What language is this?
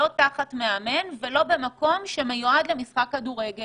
Hebrew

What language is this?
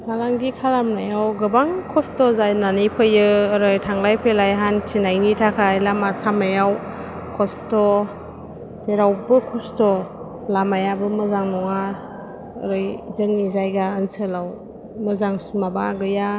Bodo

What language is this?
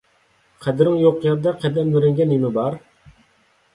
Uyghur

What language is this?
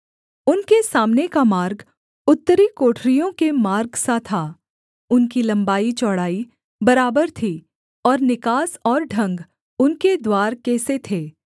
Hindi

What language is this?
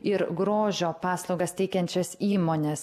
Lithuanian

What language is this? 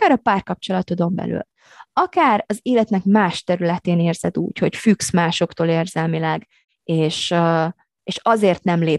Hungarian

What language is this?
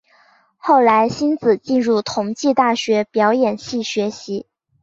Chinese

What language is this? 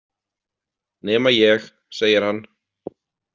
Icelandic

